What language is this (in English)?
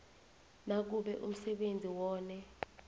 South Ndebele